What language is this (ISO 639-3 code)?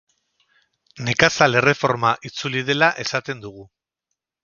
eus